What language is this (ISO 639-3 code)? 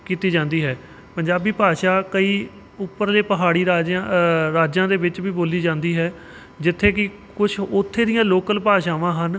pan